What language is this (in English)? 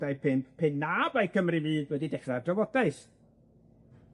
Welsh